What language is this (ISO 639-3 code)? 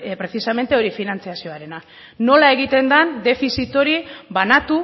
eus